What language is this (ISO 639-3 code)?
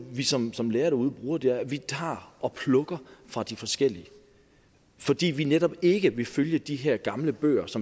dan